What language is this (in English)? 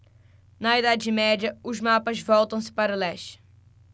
Portuguese